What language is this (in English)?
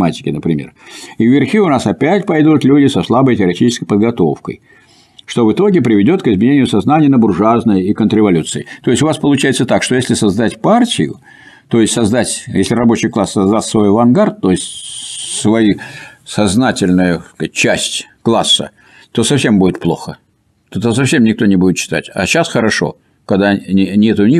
Russian